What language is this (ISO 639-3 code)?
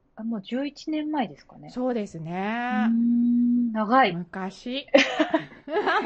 jpn